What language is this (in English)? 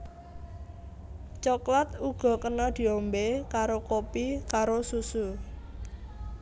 Javanese